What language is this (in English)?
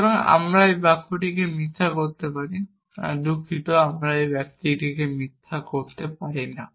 Bangla